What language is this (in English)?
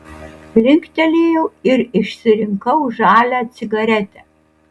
Lithuanian